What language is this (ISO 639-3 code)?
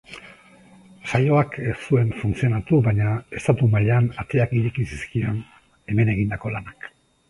eus